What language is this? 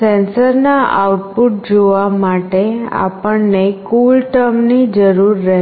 Gujarati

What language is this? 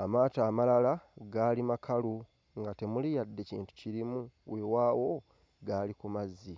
Ganda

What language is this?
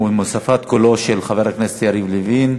Hebrew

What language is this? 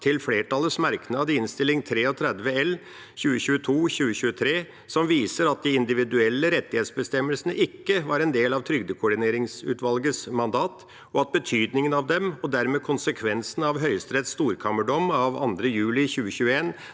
Norwegian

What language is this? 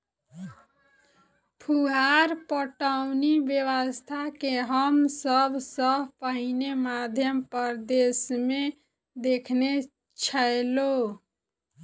Maithili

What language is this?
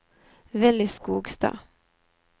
Norwegian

